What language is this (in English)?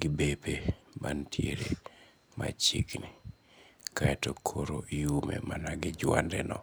Luo (Kenya and Tanzania)